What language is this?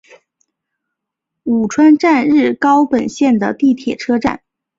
Chinese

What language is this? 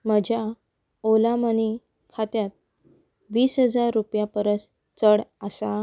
Konkani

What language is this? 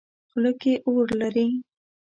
Pashto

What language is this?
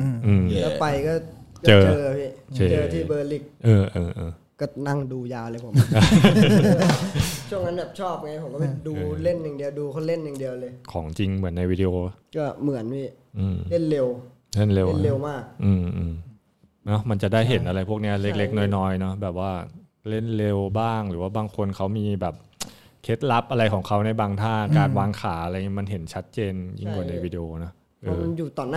Thai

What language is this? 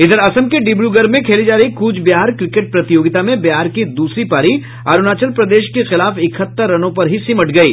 Hindi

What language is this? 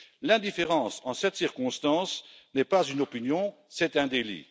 French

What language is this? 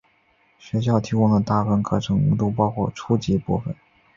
Chinese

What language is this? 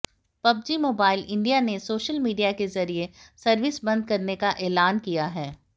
Hindi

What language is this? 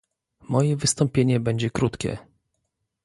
Polish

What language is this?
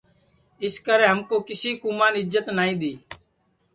Sansi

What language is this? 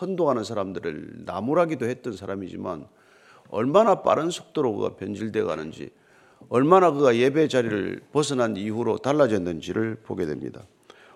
Korean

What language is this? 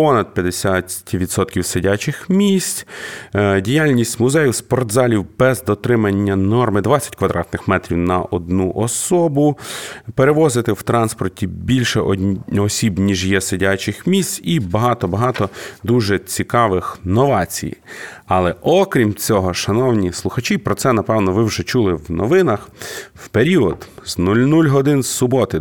Ukrainian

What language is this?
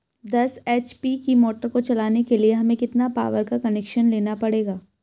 Hindi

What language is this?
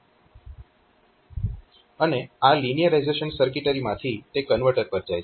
Gujarati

